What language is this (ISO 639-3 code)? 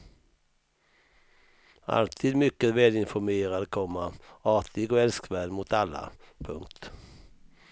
swe